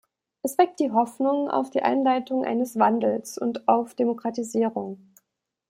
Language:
German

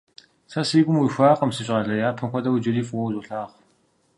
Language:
Kabardian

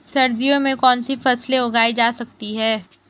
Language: Hindi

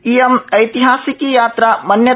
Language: Sanskrit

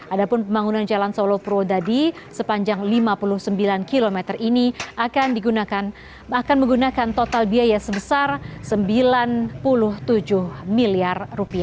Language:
Indonesian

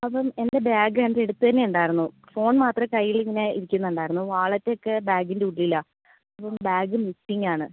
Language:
Malayalam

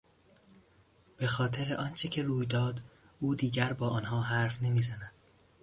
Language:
Persian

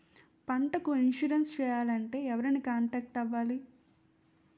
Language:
Telugu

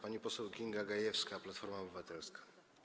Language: Polish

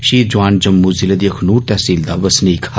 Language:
Dogri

